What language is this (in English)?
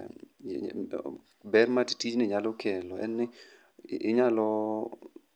Luo (Kenya and Tanzania)